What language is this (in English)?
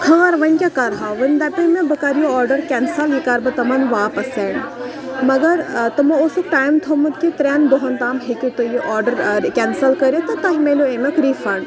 Kashmiri